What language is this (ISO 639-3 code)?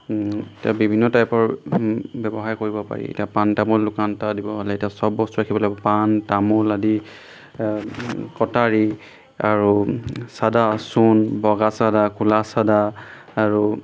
asm